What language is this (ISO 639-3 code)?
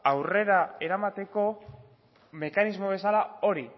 eus